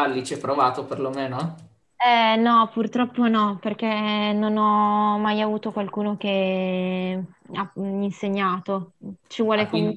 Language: Italian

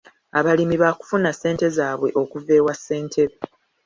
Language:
Ganda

